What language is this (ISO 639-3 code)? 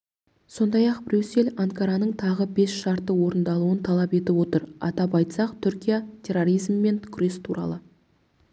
kaz